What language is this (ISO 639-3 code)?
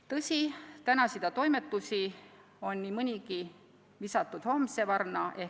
est